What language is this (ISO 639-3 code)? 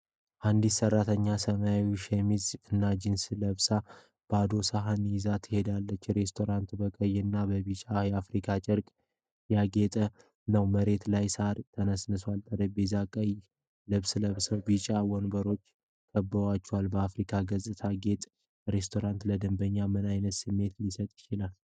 amh